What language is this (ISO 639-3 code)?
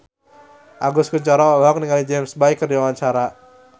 sun